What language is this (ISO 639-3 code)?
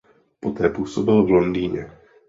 ces